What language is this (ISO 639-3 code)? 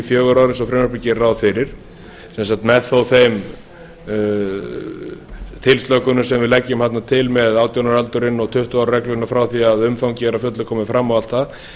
isl